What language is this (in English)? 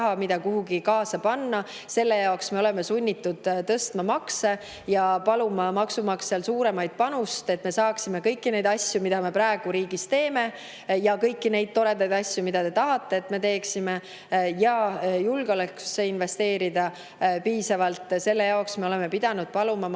Estonian